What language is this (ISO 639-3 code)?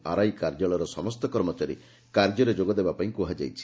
ori